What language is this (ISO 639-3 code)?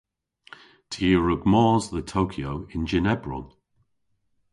cor